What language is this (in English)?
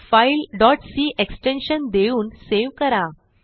Marathi